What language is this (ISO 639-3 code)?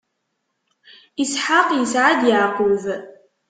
kab